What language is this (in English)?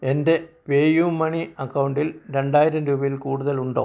Malayalam